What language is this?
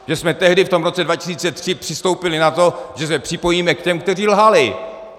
Czech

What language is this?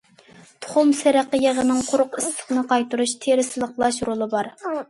Uyghur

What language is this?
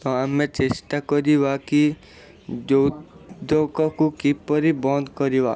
Odia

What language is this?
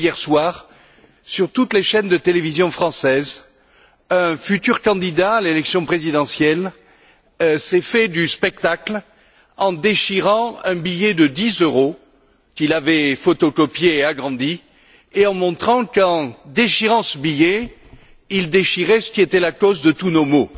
French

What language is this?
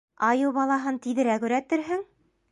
Bashkir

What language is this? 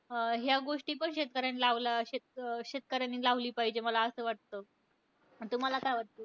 Marathi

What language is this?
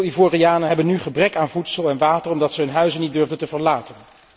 Dutch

